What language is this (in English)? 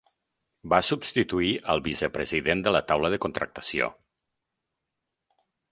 Catalan